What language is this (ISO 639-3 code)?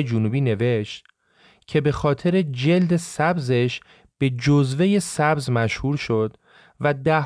fas